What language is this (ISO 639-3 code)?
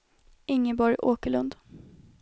swe